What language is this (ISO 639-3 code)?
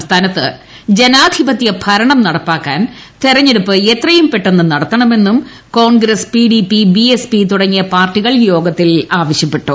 mal